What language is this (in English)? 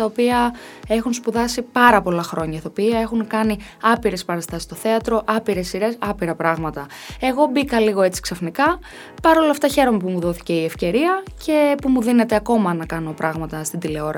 Greek